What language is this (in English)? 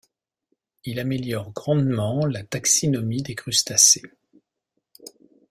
French